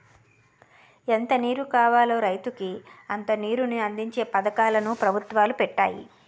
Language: Telugu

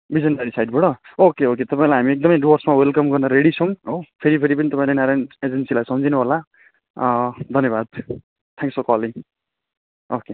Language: Nepali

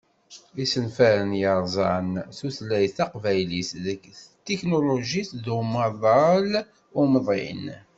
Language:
Kabyle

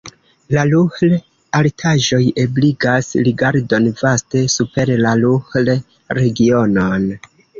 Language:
Esperanto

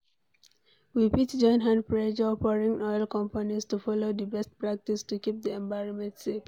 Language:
Nigerian Pidgin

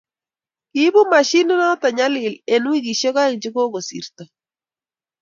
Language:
Kalenjin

